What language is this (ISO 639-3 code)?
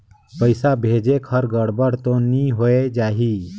hne